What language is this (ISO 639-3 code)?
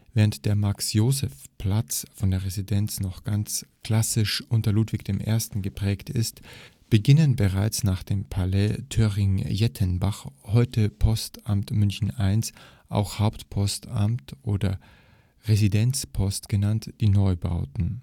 deu